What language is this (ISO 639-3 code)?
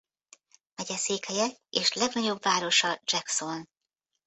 hun